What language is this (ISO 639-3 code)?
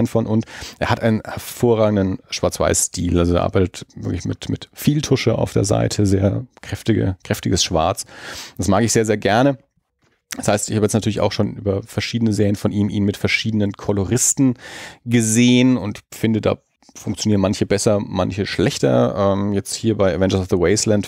deu